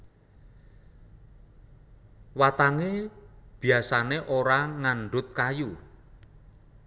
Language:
Javanese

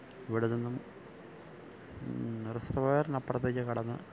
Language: Malayalam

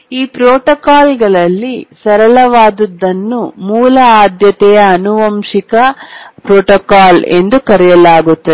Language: Kannada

